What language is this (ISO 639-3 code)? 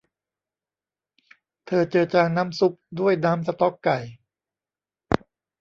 tha